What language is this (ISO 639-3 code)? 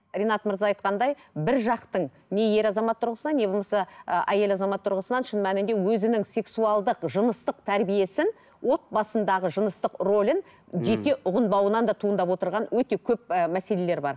kaz